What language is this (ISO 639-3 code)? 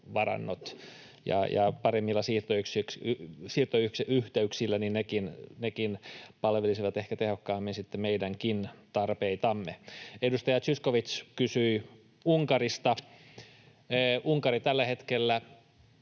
fin